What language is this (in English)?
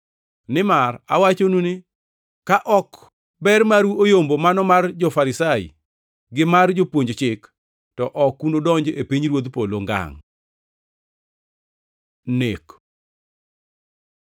Luo (Kenya and Tanzania)